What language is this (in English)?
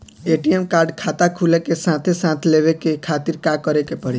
Bhojpuri